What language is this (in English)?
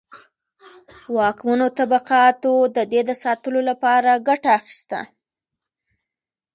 Pashto